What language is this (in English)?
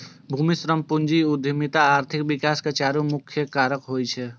Maithili